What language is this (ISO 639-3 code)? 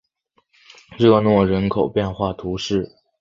zho